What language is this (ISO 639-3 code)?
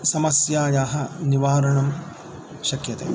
san